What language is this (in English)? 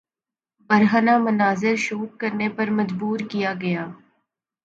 Urdu